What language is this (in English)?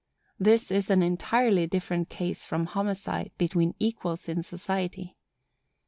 English